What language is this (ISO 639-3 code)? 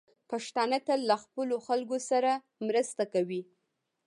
pus